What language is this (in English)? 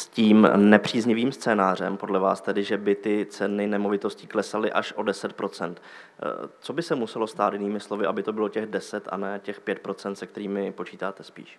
Czech